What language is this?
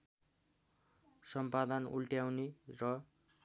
Nepali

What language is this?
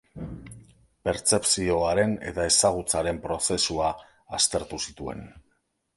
Basque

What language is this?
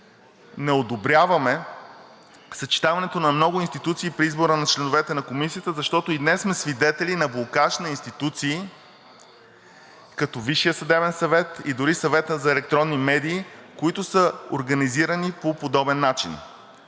Bulgarian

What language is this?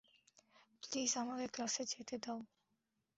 Bangla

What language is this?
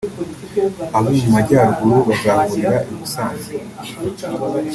Kinyarwanda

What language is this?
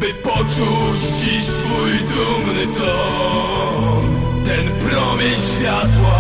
Polish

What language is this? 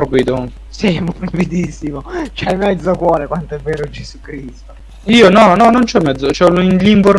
Italian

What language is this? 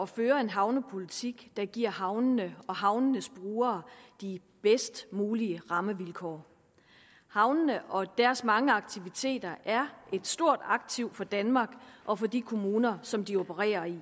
Danish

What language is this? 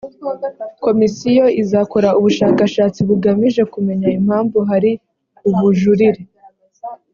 Kinyarwanda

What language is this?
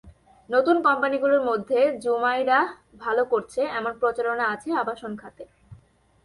Bangla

